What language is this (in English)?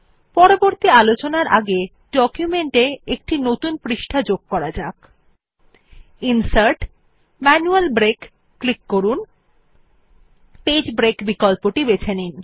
Bangla